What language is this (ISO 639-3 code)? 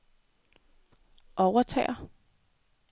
dan